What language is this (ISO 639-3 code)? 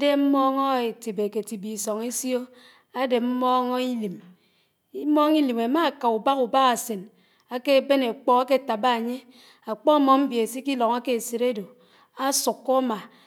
anw